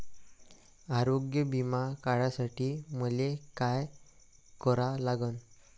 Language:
Marathi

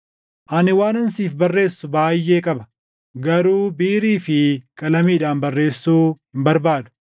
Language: Oromo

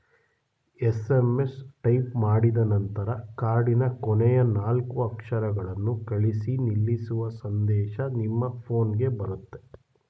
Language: Kannada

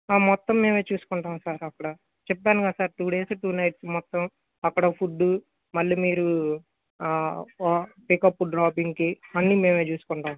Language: Telugu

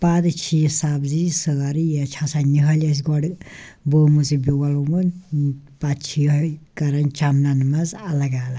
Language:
Kashmiri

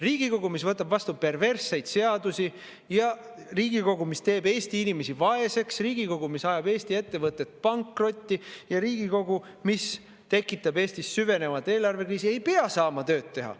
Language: Estonian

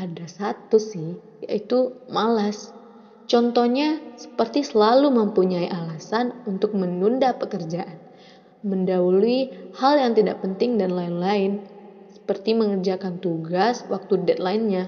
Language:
Indonesian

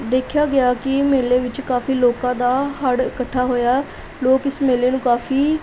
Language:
Punjabi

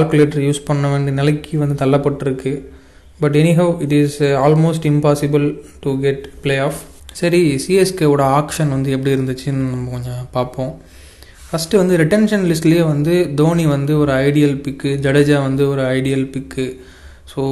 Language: Tamil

